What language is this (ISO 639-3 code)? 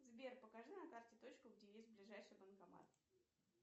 rus